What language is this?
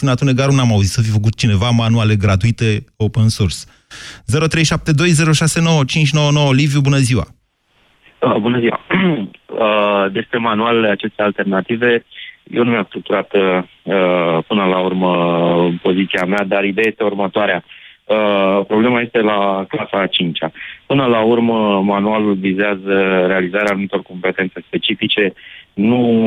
Romanian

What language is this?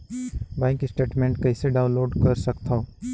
Chhattisgarhi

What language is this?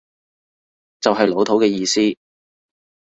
Cantonese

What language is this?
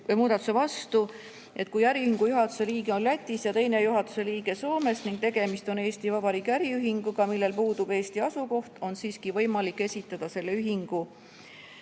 Estonian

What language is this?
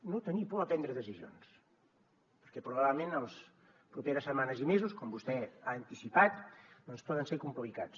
Catalan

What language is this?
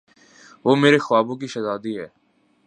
Urdu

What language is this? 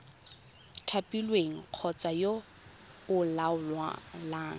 Tswana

